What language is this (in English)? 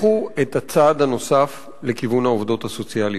Hebrew